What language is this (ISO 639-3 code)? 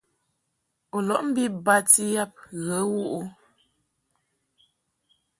mhk